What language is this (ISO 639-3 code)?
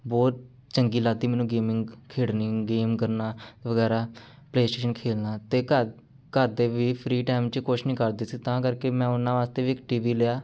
pan